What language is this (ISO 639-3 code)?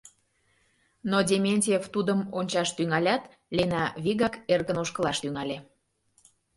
chm